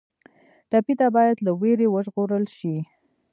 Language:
Pashto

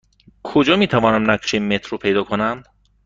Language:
Persian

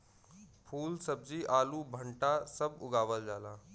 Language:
Bhojpuri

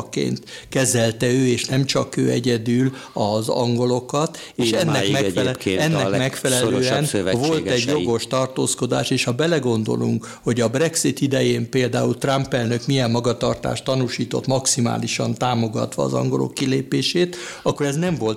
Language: Hungarian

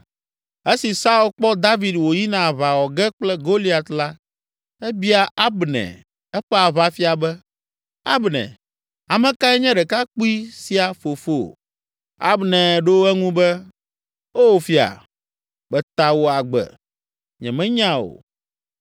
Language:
Ewe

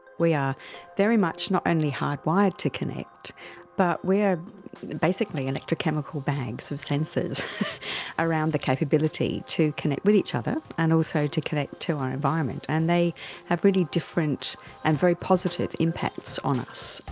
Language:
English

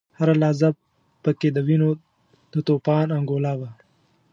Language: Pashto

